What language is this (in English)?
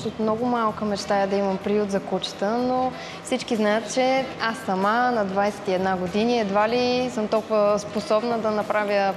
Bulgarian